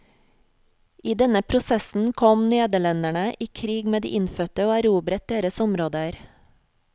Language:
Norwegian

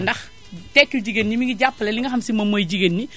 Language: Wolof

